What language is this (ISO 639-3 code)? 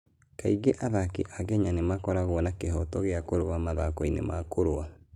kik